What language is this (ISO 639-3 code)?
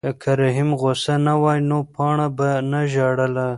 pus